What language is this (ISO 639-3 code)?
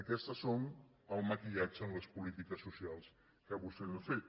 cat